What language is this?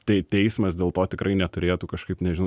Lithuanian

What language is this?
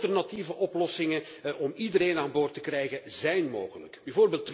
Dutch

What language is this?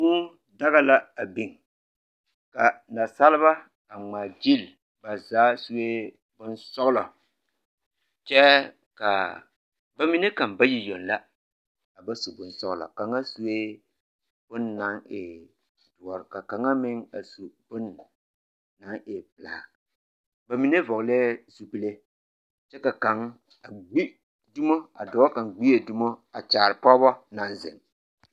Southern Dagaare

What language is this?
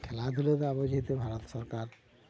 Santali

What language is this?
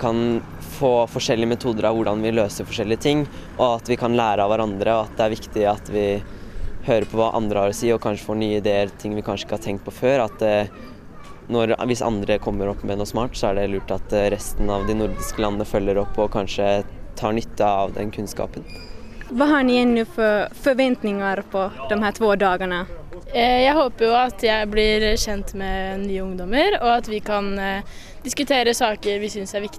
Swedish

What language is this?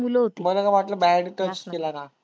Marathi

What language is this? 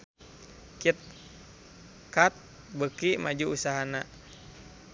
Sundanese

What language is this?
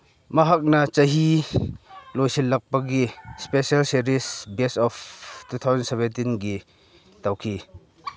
Manipuri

